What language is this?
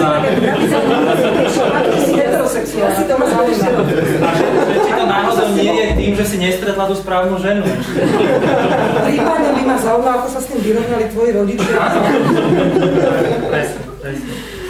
Slovak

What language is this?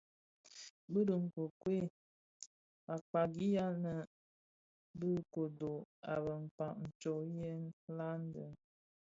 Bafia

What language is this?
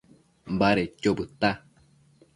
Matsés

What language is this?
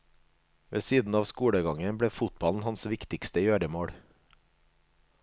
Norwegian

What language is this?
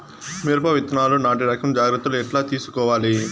Telugu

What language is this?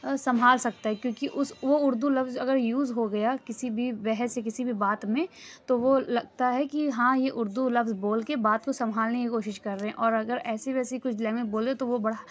Urdu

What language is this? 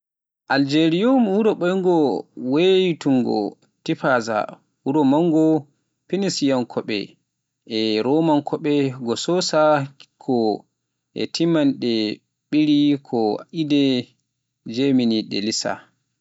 Pular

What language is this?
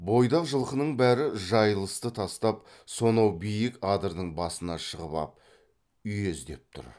Kazakh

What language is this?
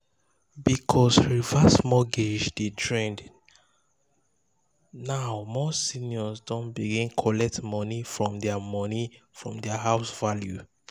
Nigerian Pidgin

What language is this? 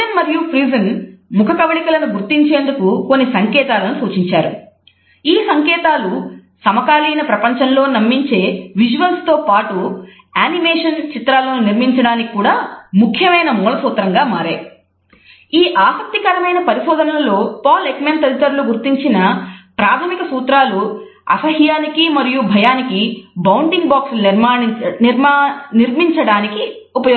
Telugu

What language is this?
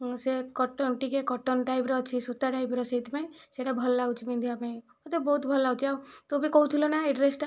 Odia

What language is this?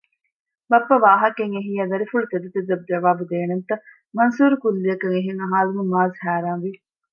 Divehi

